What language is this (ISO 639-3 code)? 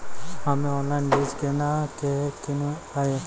mai